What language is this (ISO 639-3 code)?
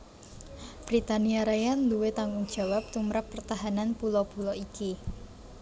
jav